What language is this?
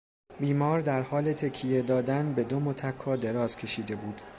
Persian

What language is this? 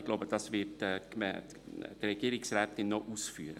Swiss German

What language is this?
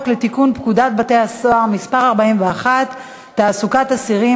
Hebrew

